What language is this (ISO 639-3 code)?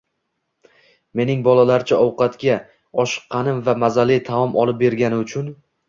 uzb